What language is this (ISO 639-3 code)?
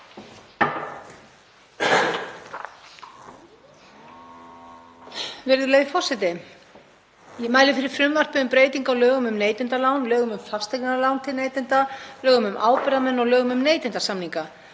isl